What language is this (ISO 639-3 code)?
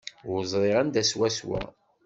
kab